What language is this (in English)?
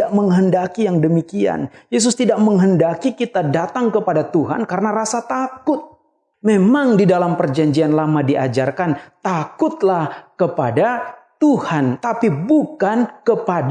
Indonesian